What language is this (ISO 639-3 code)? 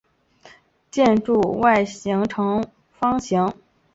zho